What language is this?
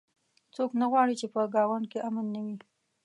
Pashto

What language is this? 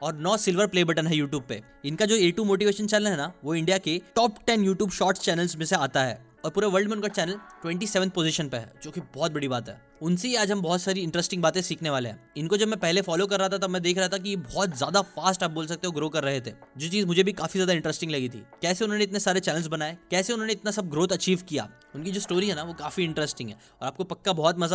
Hindi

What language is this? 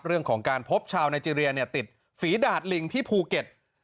Thai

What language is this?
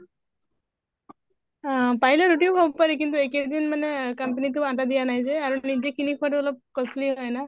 Assamese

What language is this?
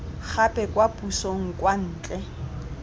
Tswana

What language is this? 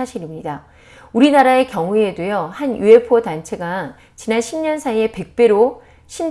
Korean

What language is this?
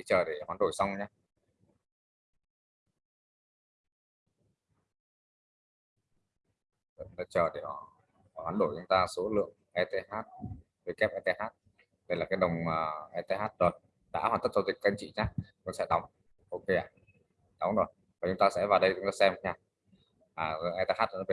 Vietnamese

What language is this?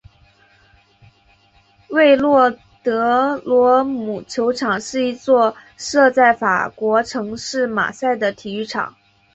Chinese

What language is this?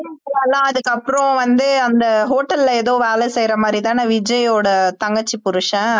Tamil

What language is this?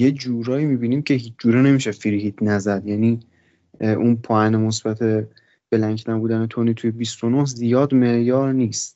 Persian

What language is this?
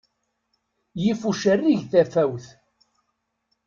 Kabyle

